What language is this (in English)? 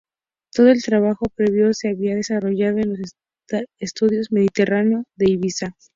Spanish